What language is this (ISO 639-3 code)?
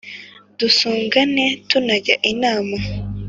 kin